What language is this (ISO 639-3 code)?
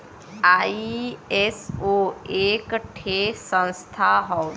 bho